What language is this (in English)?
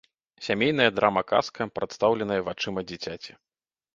Belarusian